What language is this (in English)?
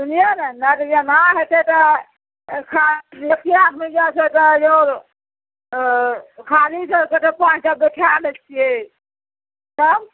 Maithili